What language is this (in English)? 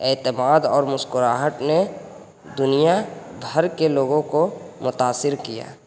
Urdu